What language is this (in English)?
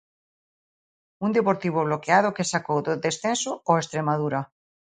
Galician